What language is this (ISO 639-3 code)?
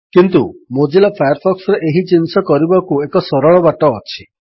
ori